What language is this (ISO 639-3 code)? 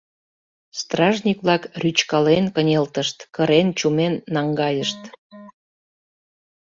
chm